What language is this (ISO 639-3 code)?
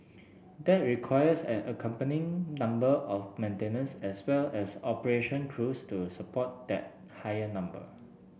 eng